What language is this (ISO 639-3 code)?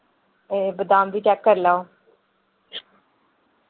doi